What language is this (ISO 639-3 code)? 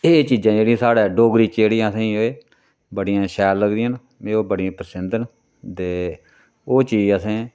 doi